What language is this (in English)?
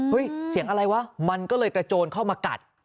Thai